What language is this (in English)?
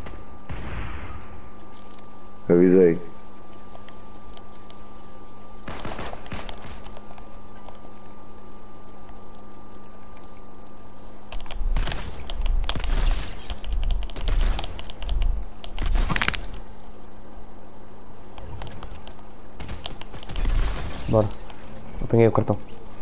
Portuguese